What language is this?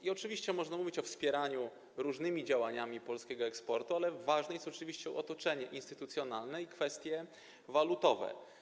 Polish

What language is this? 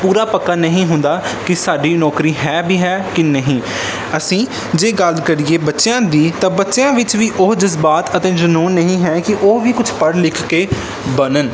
Punjabi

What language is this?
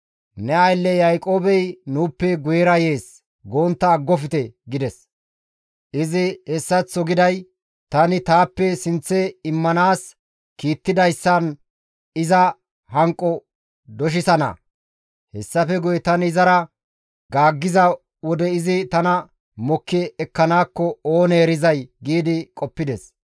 Gamo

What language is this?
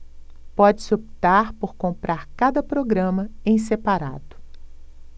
Portuguese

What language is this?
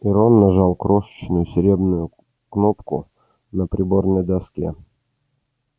Russian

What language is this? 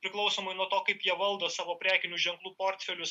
Lithuanian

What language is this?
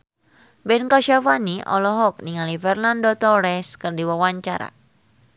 Sundanese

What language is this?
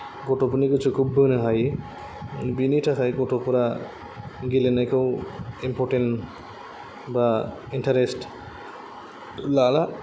Bodo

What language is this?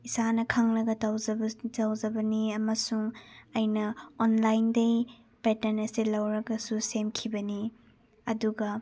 Manipuri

